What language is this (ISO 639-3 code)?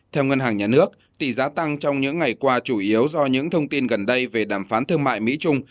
vie